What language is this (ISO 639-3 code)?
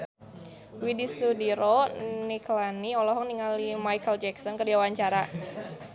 sun